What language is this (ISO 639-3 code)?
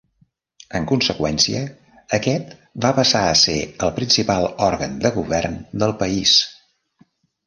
cat